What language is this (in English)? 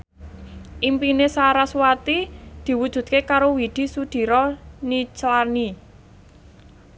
Javanese